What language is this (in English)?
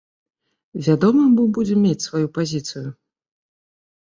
Belarusian